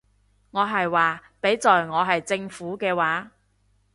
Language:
Cantonese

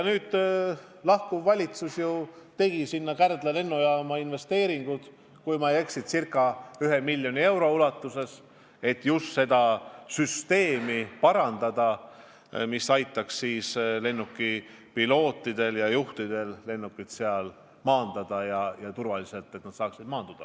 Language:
Estonian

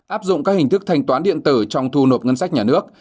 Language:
Vietnamese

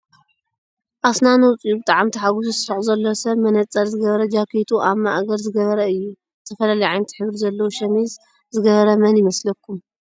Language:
Tigrinya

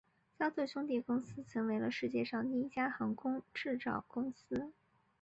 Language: Chinese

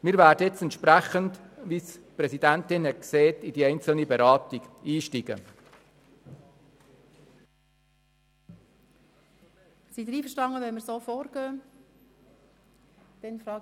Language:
Swiss German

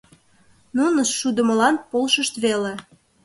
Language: Mari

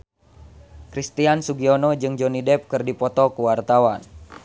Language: Sundanese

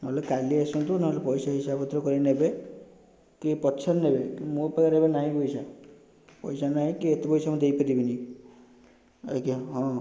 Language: Odia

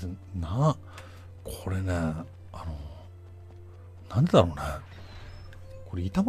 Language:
Japanese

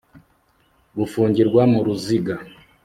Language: Kinyarwanda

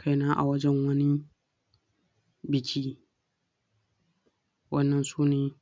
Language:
Hausa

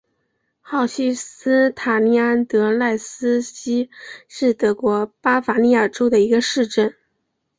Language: Chinese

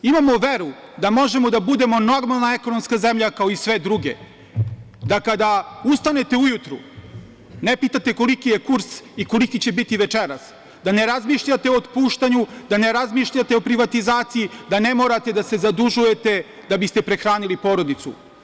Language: Serbian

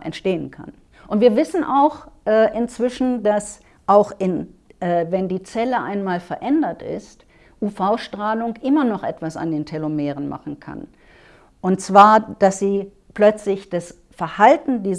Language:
German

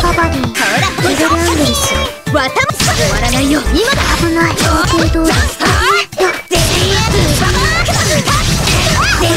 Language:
Japanese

